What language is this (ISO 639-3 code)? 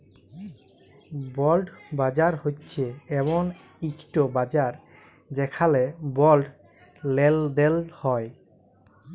ben